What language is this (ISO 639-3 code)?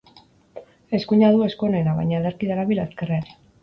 eus